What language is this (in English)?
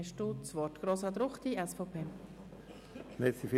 Swiss German